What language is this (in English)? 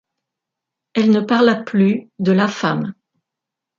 French